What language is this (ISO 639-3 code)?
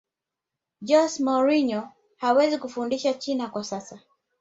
swa